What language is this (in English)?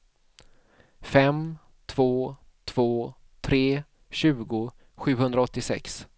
Swedish